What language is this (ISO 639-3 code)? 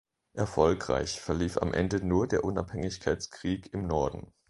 deu